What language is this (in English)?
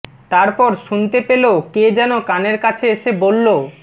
Bangla